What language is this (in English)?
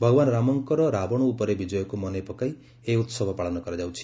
Odia